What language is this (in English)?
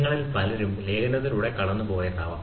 Malayalam